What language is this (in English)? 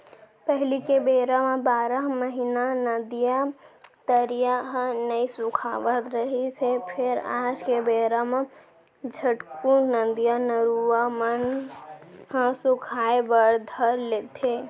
Chhattisgarhi